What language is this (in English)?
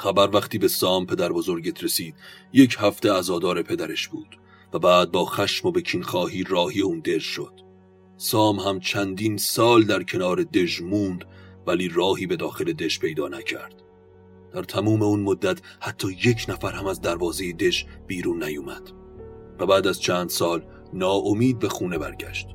Persian